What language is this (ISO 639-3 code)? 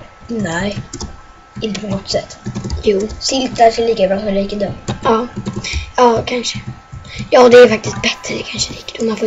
swe